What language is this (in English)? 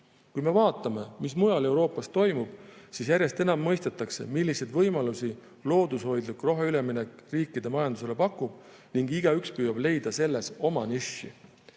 Estonian